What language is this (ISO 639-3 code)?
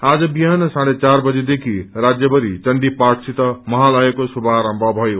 nep